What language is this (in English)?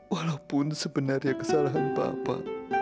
Indonesian